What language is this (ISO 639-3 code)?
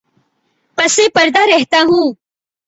urd